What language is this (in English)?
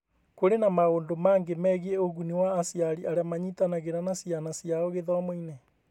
Kikuyu